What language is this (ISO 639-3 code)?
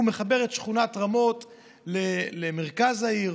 heb